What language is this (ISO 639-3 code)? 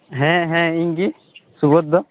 sat